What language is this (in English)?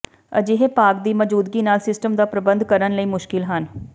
Punjabi